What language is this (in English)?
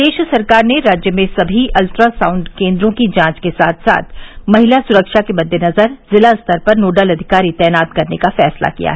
Hindi